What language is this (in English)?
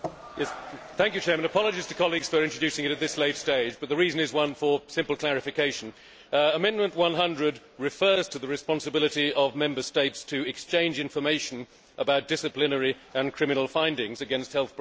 English